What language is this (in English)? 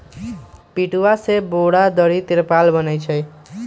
Magahi